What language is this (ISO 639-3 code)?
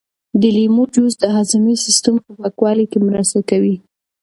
pus